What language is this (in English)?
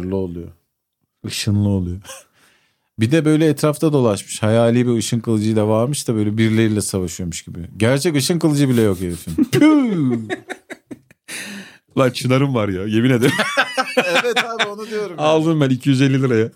Turkish